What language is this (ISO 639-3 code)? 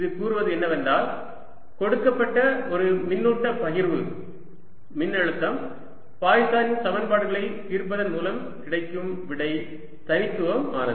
tam